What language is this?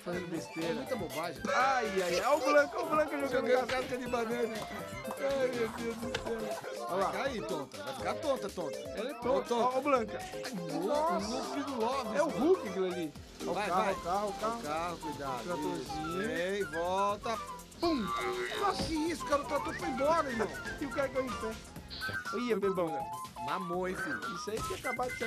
Portuguese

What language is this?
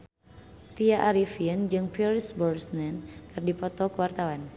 Sundanese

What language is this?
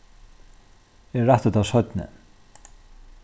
Faroese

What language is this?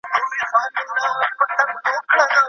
Pashto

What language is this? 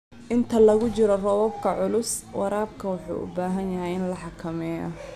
Somali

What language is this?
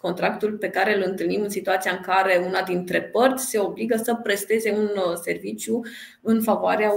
Romanian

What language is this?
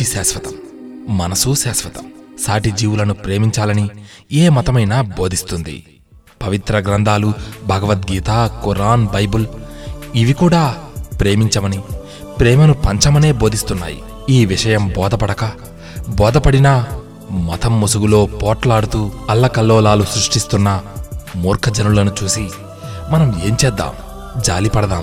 Telugu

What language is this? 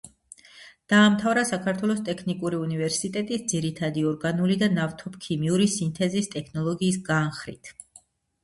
Georgian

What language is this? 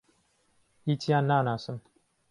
Central Kurdish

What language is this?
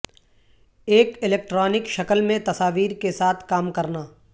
Urdu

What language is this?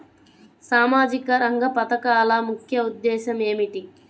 Telugu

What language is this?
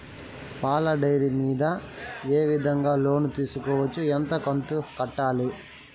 Telugu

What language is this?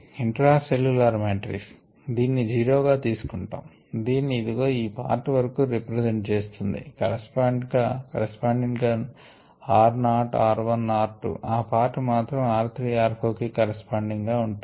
Telugu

